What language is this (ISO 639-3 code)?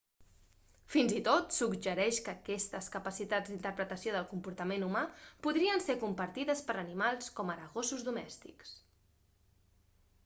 cat